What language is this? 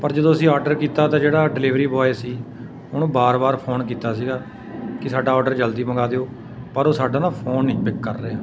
Punjabi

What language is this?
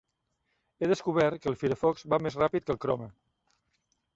Catalan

